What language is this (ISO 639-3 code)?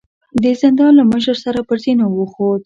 pus